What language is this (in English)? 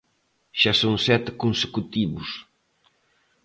Galician